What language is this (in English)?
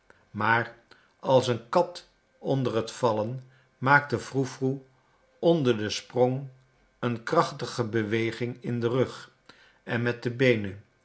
Dutch